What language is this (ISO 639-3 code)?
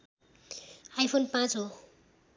nep